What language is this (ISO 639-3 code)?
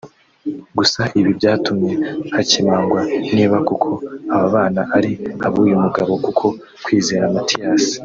kin